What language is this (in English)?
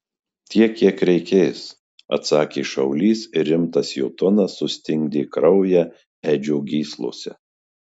Lithuanian